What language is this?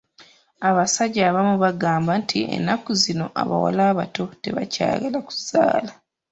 Ganda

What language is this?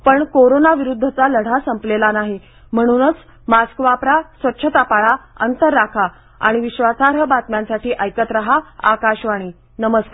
Marathi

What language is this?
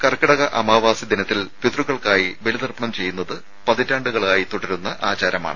Malayalam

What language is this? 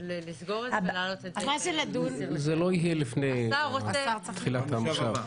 Hebrew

